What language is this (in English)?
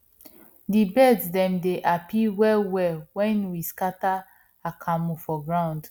Nigerian Pidgin